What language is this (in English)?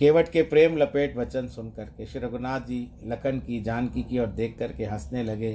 Hindi